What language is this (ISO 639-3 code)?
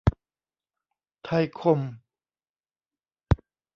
tha